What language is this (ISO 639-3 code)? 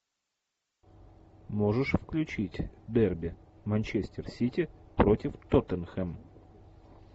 rus